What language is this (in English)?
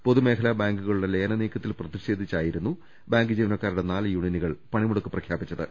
Malayalam